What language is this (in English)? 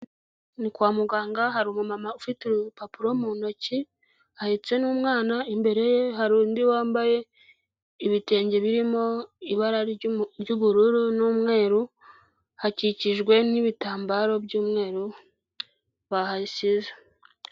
Kinyarwanda